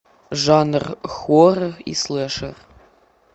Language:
Russian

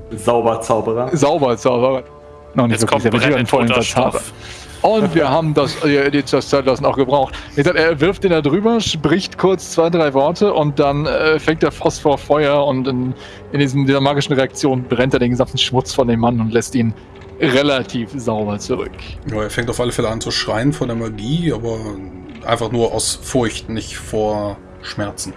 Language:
German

